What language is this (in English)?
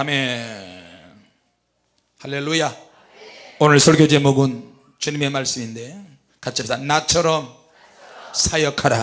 Korean